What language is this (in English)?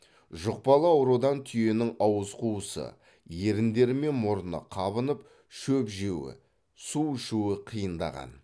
Kazakh